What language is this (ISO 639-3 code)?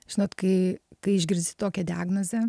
lit